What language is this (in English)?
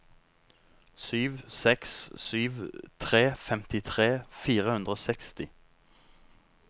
Norwegian